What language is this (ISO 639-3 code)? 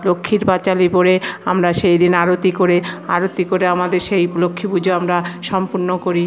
ben